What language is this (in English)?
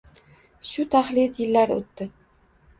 Uzbek